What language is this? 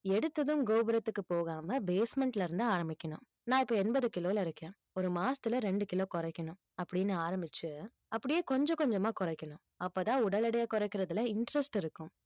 Tamil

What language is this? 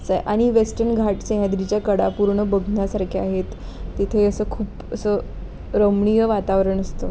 Marathi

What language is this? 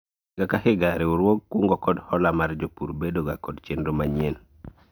Luo (Kenya and Tanzania)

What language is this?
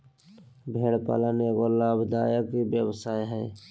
Magahi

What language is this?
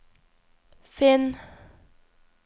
Norwegian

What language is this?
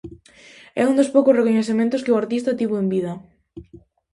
Galician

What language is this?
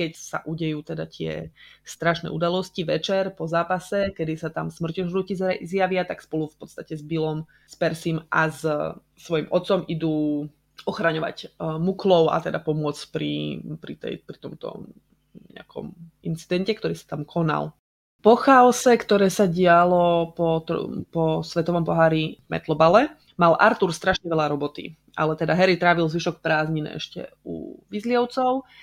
Slovak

